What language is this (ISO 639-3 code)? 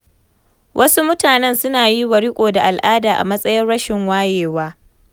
hau